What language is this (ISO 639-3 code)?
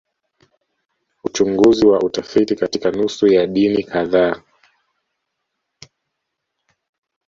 swa